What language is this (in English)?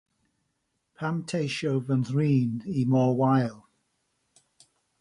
Welsh